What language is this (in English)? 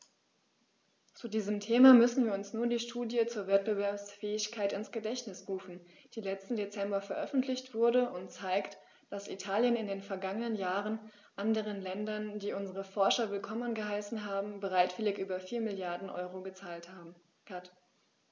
German